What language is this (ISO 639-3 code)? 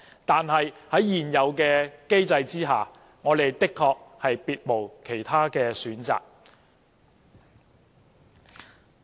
yue